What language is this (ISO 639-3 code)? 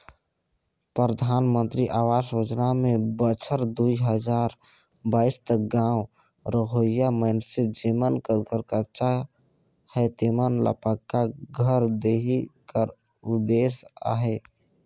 hne